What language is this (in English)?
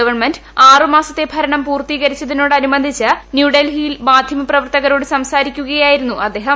Malayalam